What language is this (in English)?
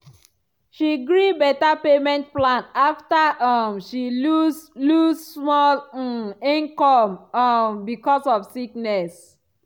Nigerian Pidgin